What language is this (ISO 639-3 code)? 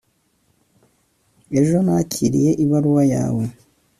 kin